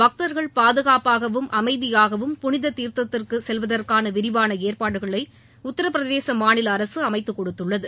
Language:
Tamil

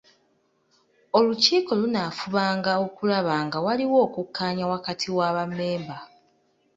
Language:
Ganda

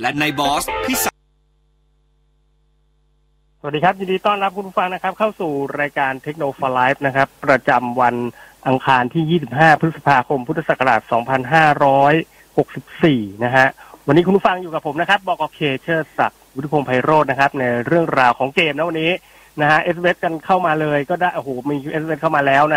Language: Thai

